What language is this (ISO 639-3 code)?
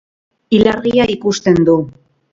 eus